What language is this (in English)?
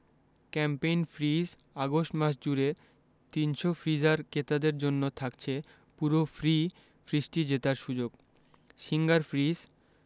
Bangla